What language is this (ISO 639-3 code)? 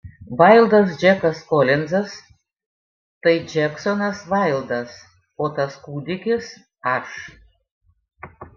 lit